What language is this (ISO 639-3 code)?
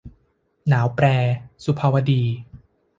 tha